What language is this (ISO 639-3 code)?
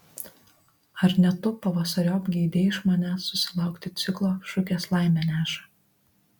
lit